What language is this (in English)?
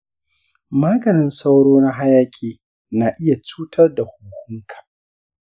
Hausa